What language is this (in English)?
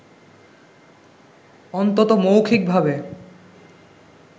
Bangla